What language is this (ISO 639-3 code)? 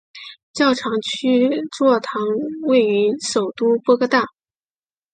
zho